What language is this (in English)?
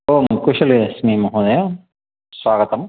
Sanskrit